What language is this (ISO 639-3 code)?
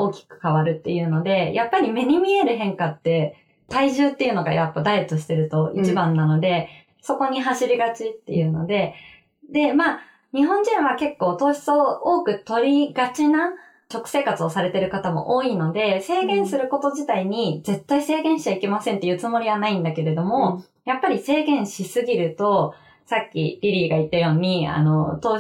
jpn